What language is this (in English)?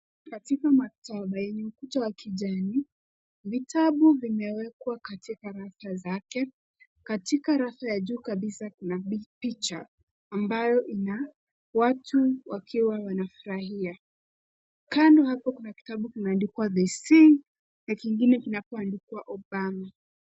Swahili